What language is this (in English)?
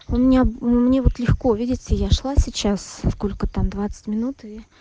Russian